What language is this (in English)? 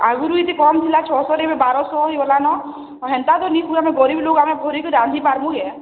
Odia